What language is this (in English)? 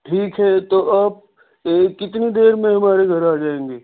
Urdu